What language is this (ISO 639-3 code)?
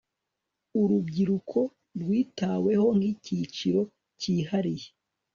kin